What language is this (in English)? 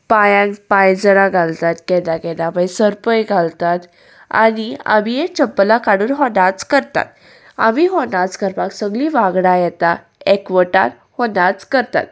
Konkani